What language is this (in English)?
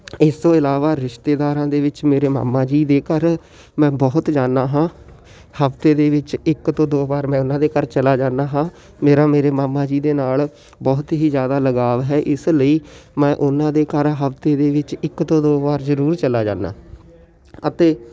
Punjabi